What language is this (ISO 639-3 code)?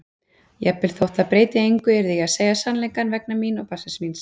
isl